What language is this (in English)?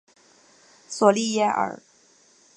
Chinese